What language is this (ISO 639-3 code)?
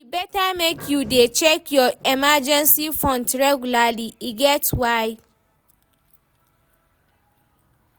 pcm